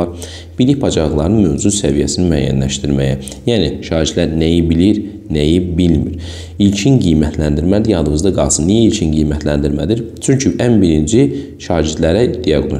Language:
Turkish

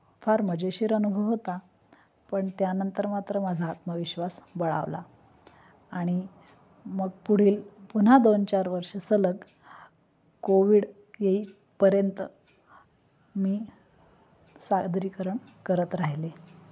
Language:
Marathi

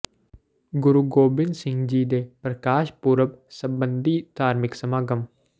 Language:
Punjabi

